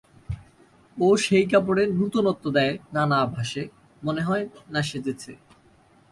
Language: Bangla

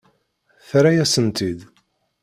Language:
Kabyle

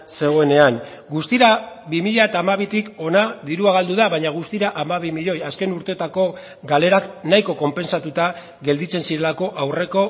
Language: Basque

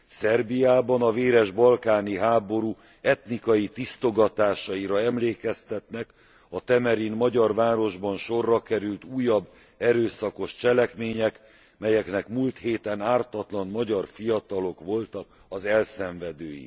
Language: Hungarian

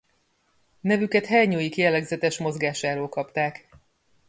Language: Hungarian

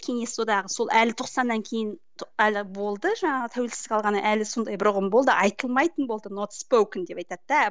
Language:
Kazakh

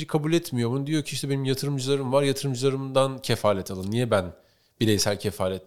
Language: Turkish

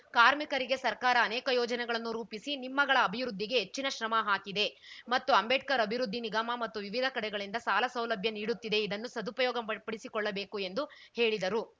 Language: Kannada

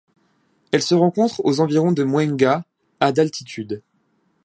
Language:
French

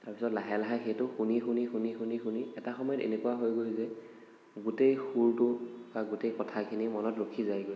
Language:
Assamese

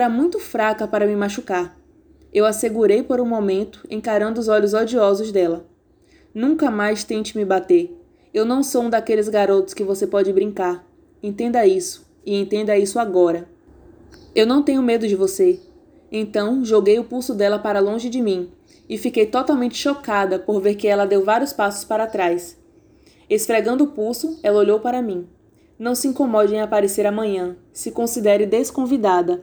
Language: Portuguese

